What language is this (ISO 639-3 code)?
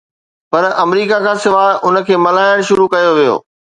snd